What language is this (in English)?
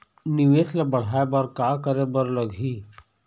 Chhattisgarhi